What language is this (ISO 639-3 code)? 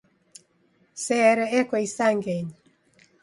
dav